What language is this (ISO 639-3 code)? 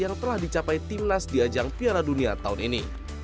ind